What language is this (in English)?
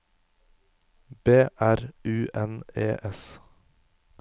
Norwegian